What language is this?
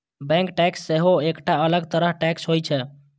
Maithili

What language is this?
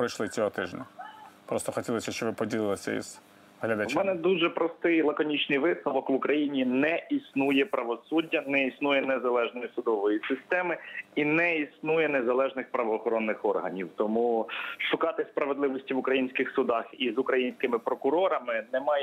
Ukrainian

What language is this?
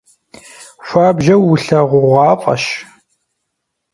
Kabardian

